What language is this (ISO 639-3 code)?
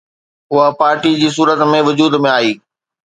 snd